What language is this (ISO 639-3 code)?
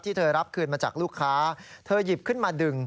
tha